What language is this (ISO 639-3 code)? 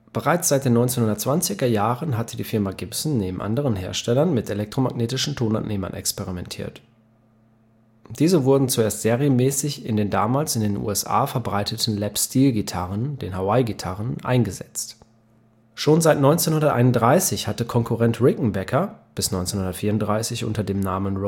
deu